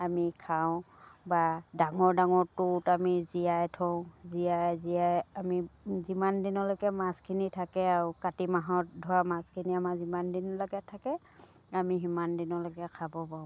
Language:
Assamese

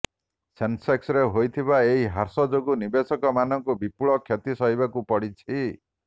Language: Odia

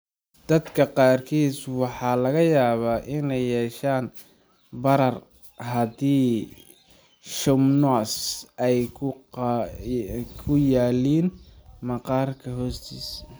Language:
Somali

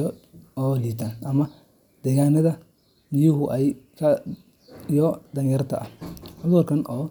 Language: Somali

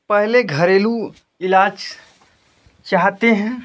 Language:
Hindi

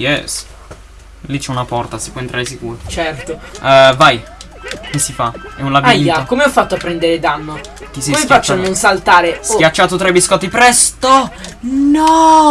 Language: Italian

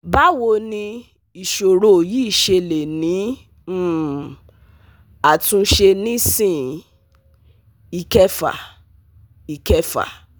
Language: Yoruba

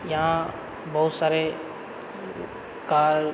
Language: Maithili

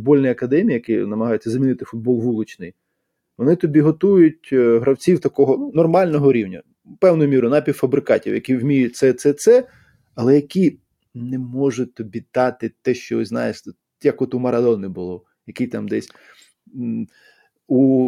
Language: Ukrainian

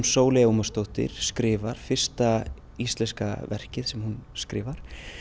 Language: Icelandic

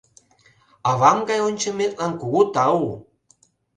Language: Mari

